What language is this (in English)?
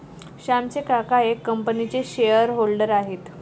Marathi